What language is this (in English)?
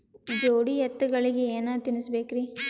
Kannada